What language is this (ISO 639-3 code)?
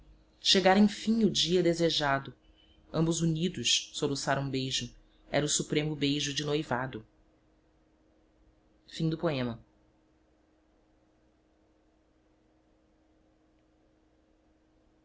por